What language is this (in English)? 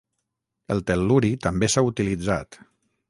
Catalan